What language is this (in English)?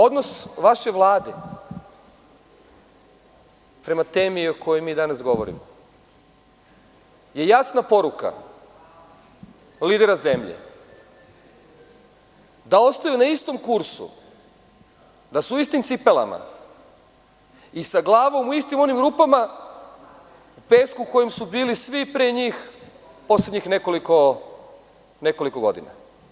Serbian